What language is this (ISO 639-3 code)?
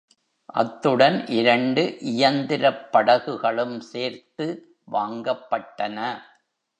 tam